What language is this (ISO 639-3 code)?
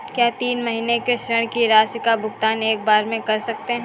hin